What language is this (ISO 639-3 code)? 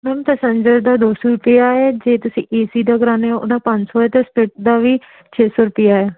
pan